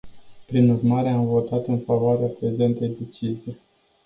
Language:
Romanian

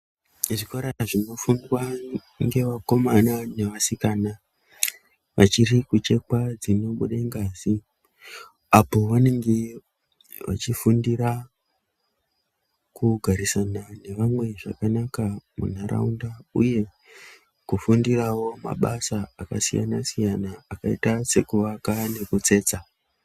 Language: Ndau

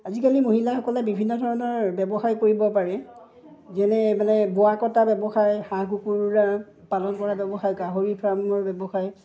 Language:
Assamese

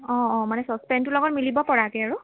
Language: Assamese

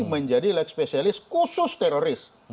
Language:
Indonesian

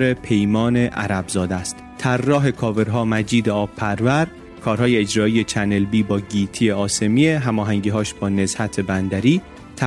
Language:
Persian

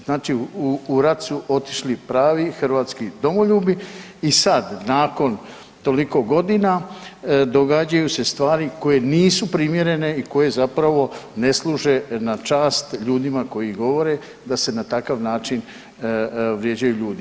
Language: Croatian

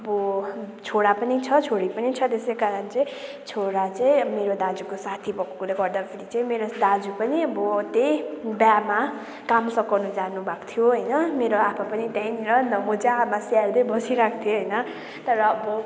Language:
Nepali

